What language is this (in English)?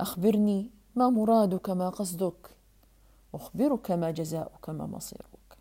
Arabic